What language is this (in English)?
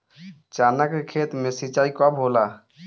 Bhojpuri